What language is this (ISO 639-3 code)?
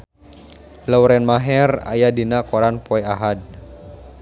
sun